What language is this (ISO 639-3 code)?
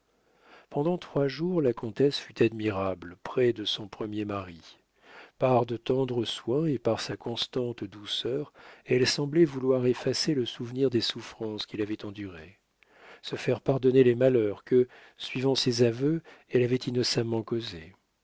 fra